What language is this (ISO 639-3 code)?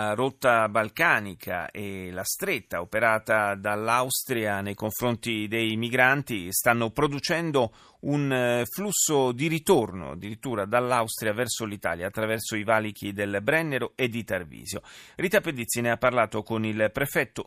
ita